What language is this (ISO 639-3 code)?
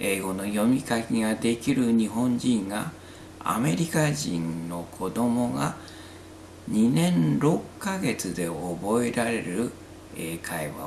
jpn